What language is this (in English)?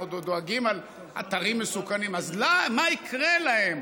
Hebrew